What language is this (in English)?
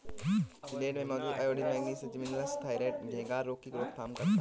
Hindi